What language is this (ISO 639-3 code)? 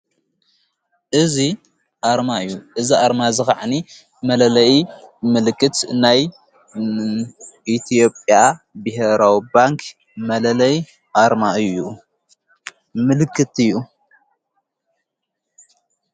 tir